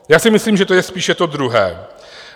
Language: Czech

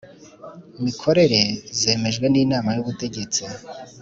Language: Kinyarwanda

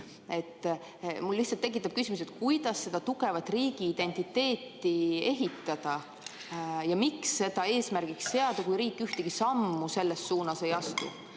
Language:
Estonian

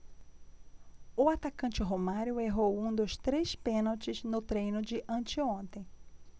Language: Portuguese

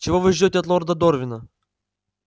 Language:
Russian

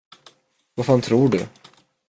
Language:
Swedish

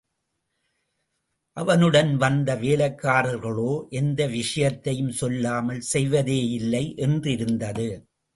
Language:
Tamil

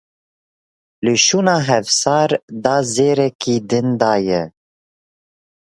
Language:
Kurdish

